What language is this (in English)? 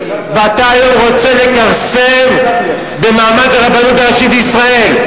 Hebrew